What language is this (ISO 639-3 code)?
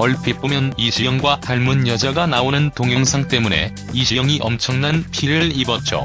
kor